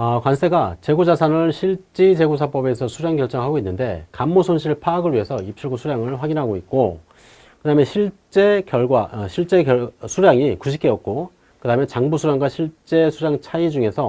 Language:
Korean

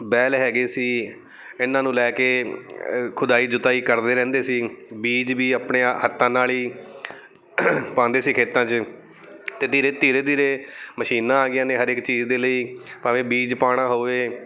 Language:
Punjabi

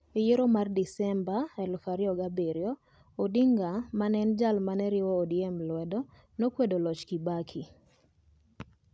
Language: Luo (Kenya and Tanzania)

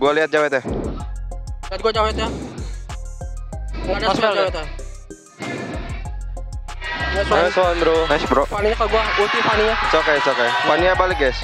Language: Indonesian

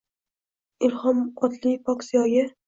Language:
Uzbek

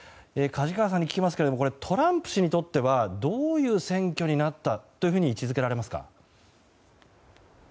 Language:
Japanese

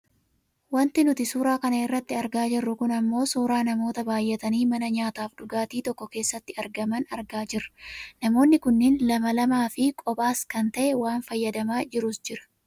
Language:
Oromo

